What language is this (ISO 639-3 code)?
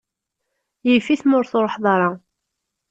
kab